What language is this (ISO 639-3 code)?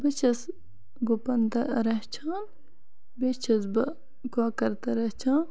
kas